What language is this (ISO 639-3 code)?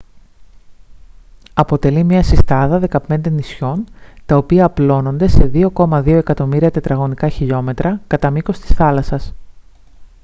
ell